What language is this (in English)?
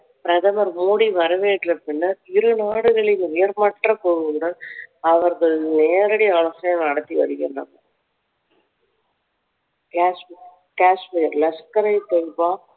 Tamil